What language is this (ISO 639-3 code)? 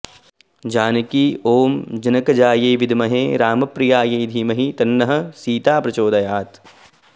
san